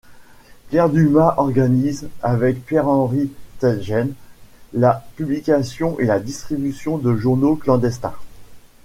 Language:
French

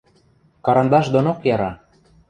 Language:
Western Mari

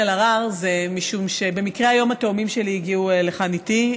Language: Hebrew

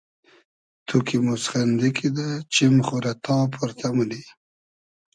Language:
Hazaragi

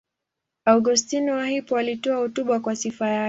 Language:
Swahili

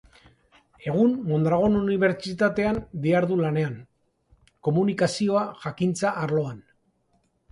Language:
Basque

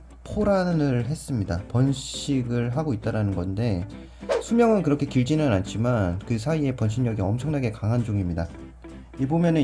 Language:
Korean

